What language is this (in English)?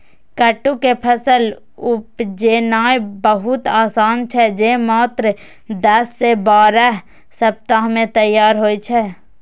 Maithili